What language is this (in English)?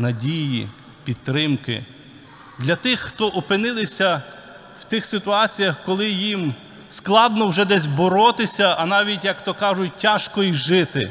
Ukrainian